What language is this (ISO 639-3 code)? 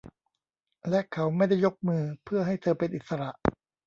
tha